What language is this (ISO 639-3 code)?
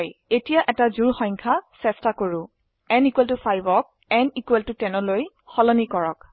asm